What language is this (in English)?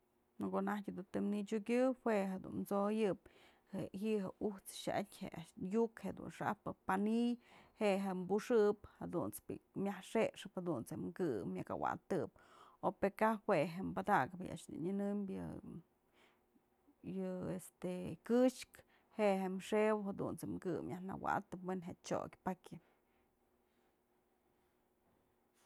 Mazatlán Mixe